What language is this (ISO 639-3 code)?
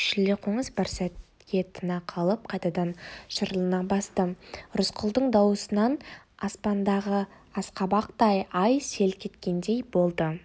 kaz